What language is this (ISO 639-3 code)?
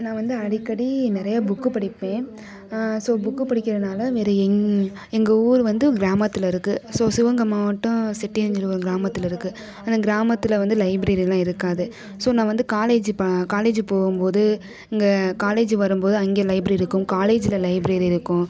tam